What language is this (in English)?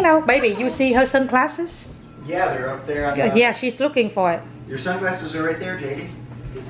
Vietnamese